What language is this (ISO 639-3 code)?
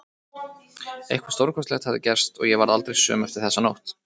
isl